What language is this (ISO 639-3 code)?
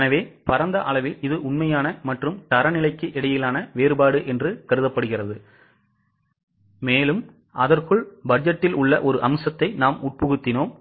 tam